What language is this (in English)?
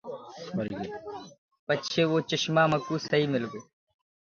Gurgula